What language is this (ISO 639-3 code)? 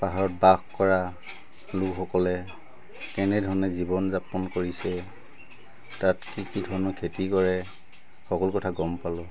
asm